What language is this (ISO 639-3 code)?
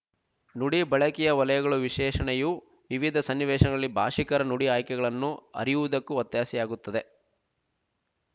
kan